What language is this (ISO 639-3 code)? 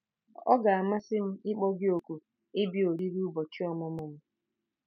ibo